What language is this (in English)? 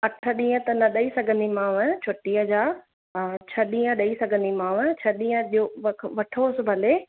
Sindhi